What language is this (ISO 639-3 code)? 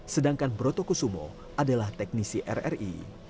ind